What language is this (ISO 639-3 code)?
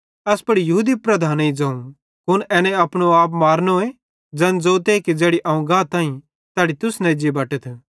bhd